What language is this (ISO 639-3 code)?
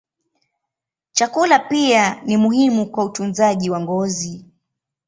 swa